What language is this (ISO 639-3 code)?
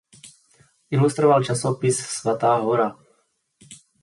ces